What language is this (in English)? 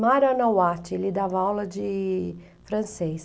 Portuguese